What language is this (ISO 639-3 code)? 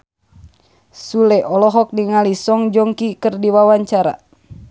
sun